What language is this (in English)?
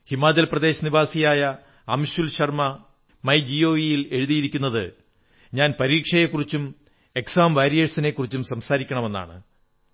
Malayalam